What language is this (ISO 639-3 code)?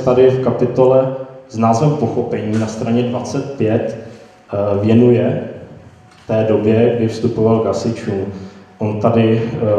ces